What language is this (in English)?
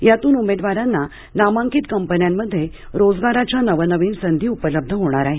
Marathi